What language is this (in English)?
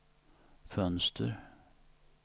Swedish